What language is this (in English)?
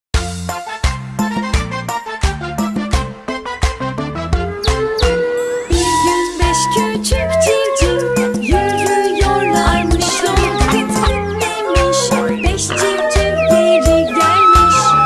Indonesian